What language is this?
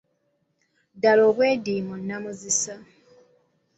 Ganda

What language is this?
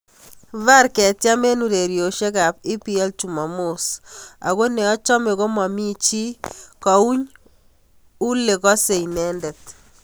Kalenjin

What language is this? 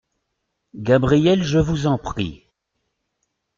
French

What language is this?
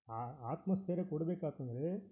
Kannada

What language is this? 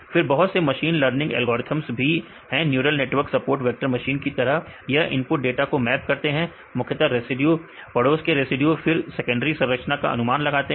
Hindi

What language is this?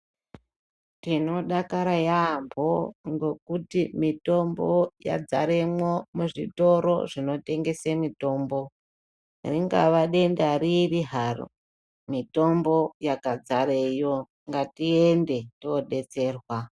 Ndau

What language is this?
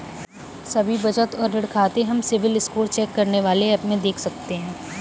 Hindi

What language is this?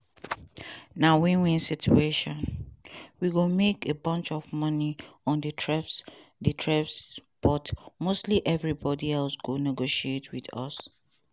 Nigerian Pidgin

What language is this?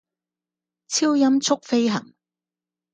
Cantonese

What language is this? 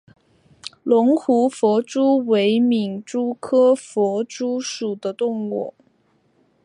Chinese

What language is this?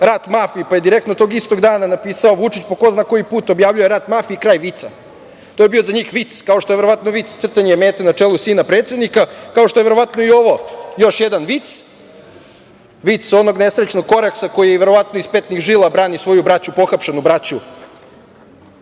Serbian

